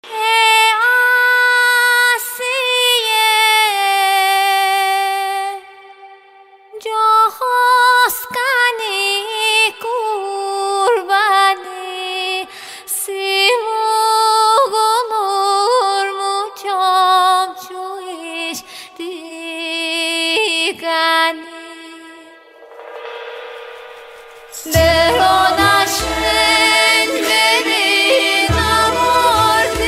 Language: Turkish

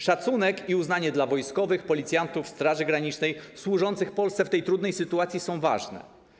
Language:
Polish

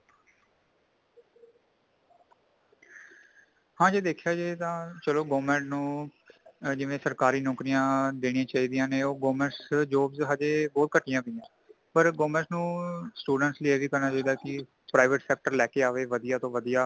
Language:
Punjabi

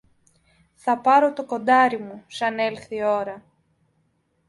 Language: Greek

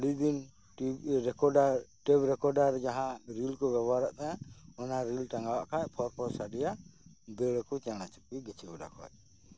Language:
Santali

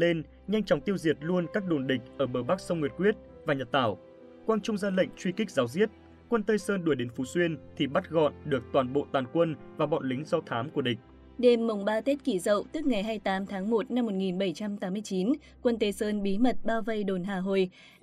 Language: Vietnamese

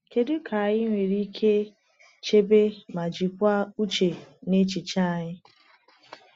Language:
Igbo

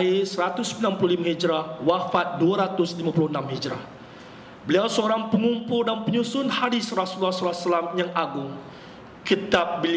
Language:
Malay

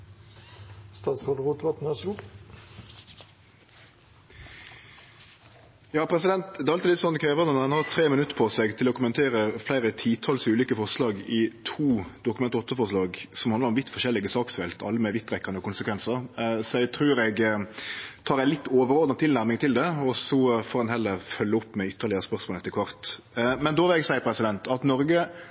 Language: Norwegian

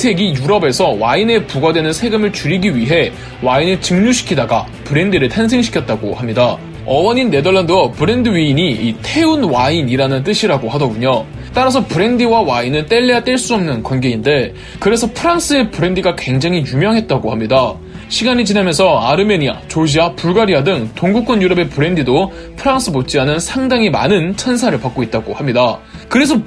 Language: Korean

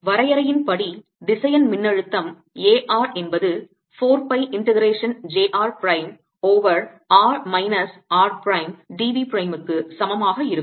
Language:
Tamil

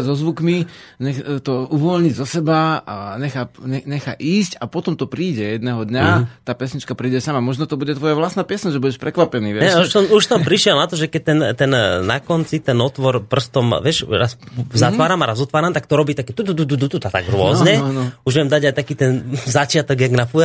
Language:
Slovak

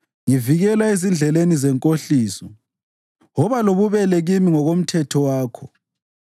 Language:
North Ndebele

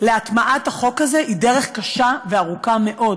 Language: Hebrew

